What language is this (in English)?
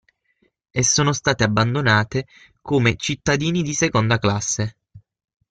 Italian